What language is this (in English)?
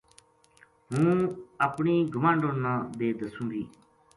Gujari